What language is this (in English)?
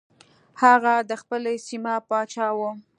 Pashto